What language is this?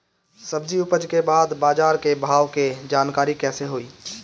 Bhojpuri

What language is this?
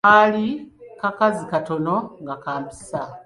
Ganda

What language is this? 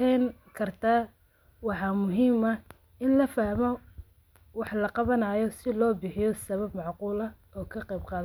Somali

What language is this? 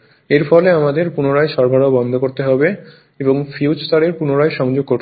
Bangla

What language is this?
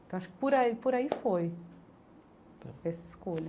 Portuguese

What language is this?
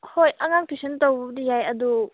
Manipuri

